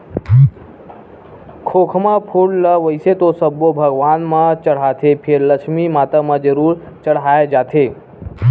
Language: Chhattisgarhi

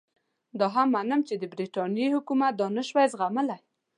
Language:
Pashto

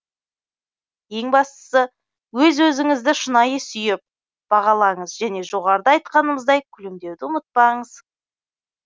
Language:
Kazakh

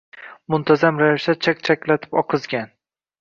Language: Uzbek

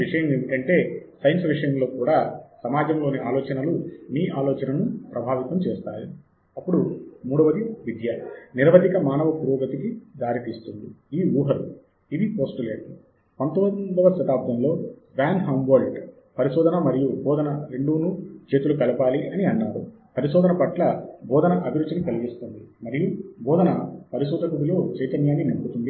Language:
Telugu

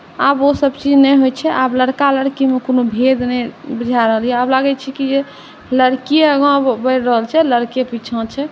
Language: Maithili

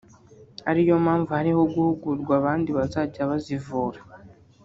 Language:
Kinyarwanda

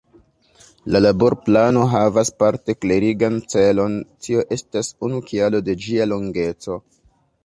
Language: Esperanto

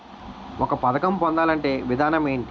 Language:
Telugu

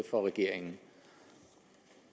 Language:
Danish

